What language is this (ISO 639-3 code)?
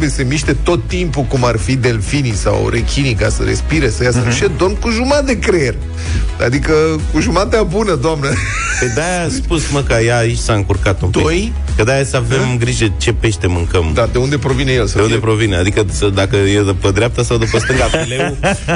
ron